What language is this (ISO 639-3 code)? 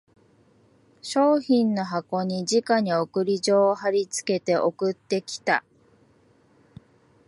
jpn